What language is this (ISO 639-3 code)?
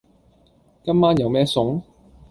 yue